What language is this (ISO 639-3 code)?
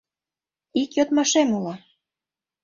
chm